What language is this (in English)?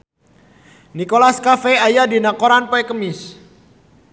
Sundanese